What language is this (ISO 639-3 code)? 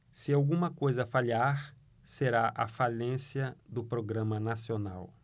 por